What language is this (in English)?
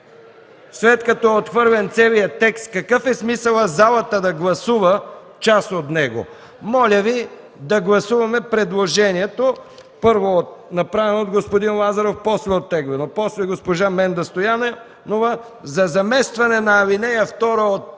Bulgarian